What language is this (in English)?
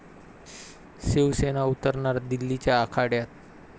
Marathi